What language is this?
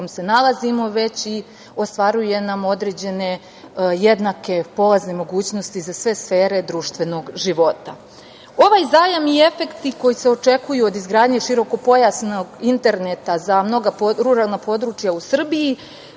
Serbian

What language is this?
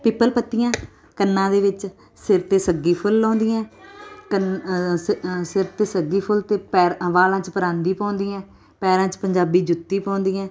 Punjabi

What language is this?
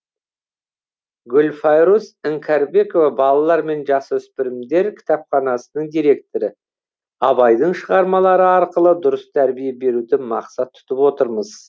Kazakh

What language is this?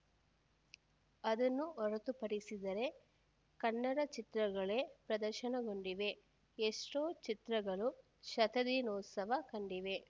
Kannada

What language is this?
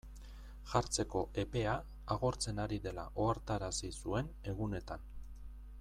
Basque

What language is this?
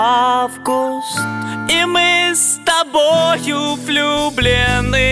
Russian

